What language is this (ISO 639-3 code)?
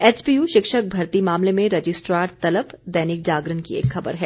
hin